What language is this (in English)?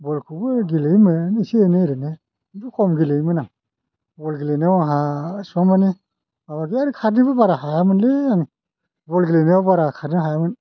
Bodo